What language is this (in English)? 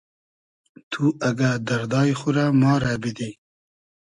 Hazaragi